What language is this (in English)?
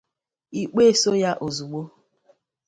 Igbo